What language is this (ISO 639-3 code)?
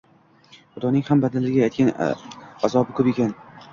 uzb